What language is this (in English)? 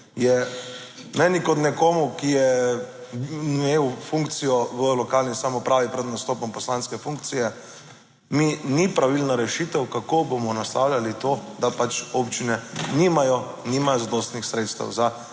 Slovenian